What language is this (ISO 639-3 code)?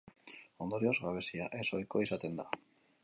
eus